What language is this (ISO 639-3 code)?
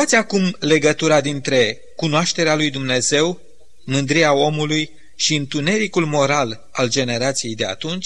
ron